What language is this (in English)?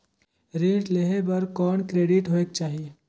Chhattisgarhi